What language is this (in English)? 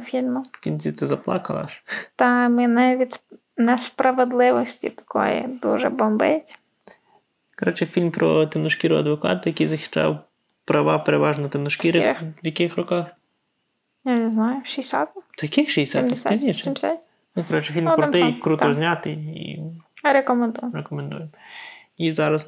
Ukrainian